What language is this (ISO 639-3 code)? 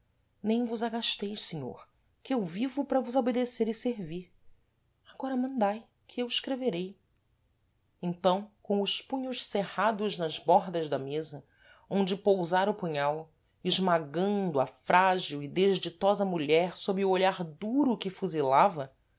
por